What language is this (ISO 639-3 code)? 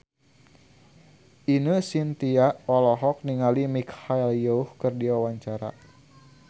sun